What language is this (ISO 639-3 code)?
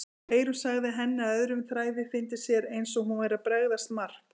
isl